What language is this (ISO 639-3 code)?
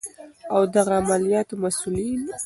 pus